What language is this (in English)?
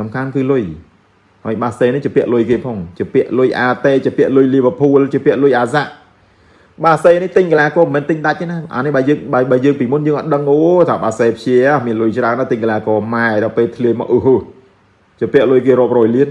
Vietnamese